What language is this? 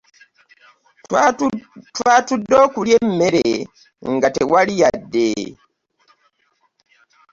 Ganda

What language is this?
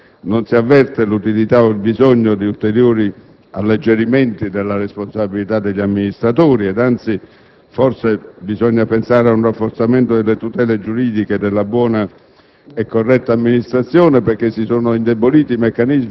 Italian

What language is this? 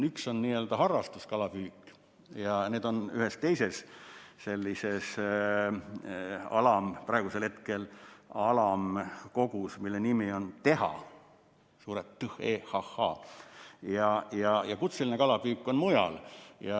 Estonian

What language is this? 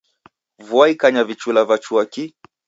Taita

